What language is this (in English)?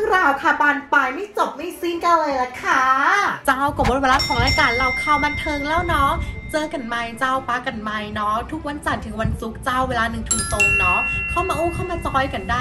Thai